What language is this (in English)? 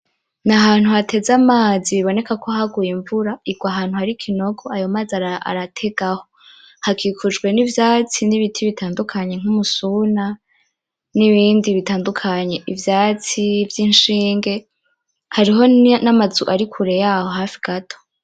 Rundi